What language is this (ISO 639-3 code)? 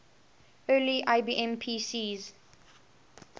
eng